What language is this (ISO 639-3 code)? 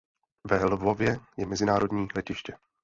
ces